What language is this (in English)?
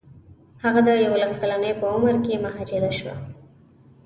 Pashto